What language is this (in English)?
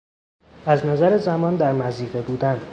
Persian